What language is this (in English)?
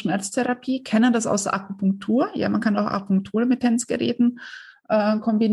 German